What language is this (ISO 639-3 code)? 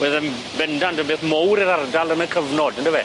cym